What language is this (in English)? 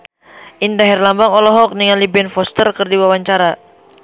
Sundanese